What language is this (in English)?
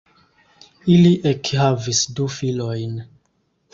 Esperanto